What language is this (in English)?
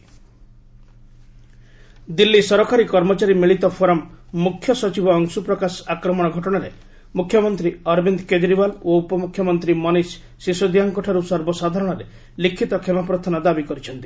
Odia